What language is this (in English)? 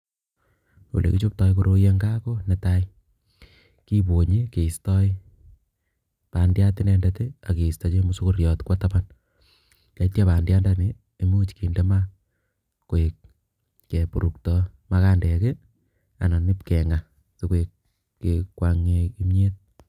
Kalenjin